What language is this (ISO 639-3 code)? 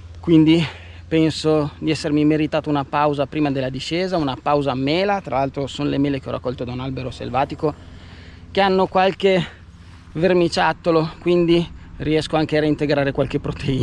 ita